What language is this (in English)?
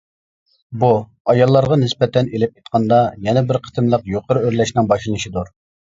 Uyghur